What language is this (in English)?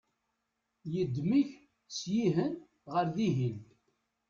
Kabyle